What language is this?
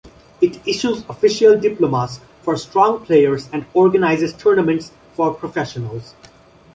English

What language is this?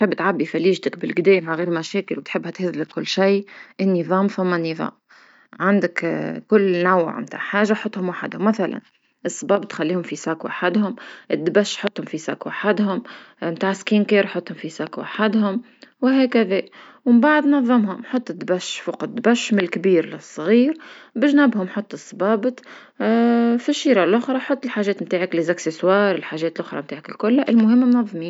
Tunisian Arabic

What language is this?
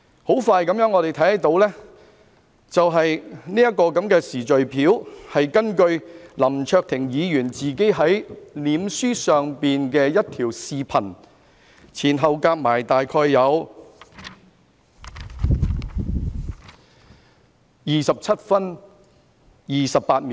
Cantonese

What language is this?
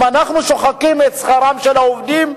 Hebrew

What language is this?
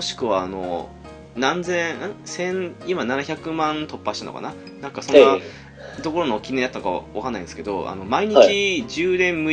Japanese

